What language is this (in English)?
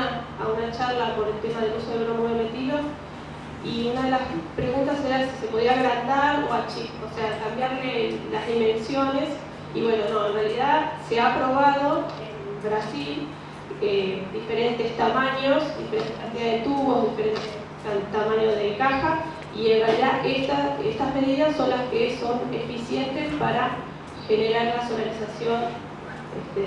Spanish